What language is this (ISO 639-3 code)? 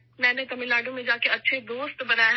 urd